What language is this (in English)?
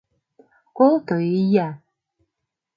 Mari